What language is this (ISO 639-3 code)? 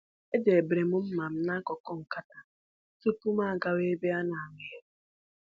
ibo